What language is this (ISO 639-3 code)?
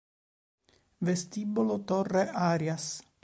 ita